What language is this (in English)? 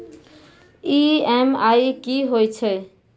Maithili